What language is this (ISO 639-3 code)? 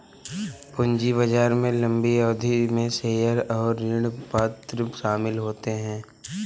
hin